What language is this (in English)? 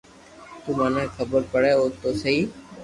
Loarki